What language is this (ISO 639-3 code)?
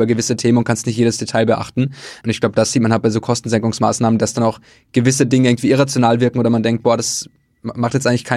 deu